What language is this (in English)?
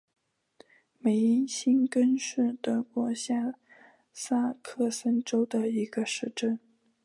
Chinese